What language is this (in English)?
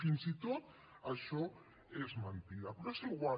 Catalan